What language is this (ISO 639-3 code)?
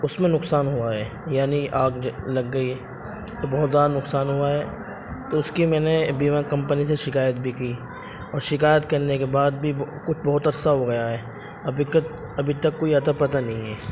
urd